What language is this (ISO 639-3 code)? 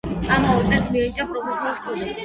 kat